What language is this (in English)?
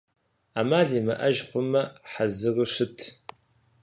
Kabardian